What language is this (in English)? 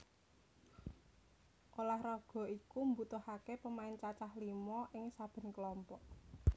Javanese